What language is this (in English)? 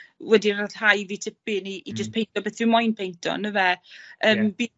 Welsh